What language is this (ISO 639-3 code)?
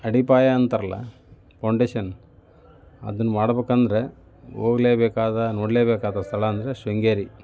kan